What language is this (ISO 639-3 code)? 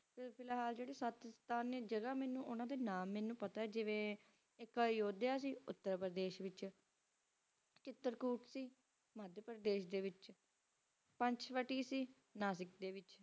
pan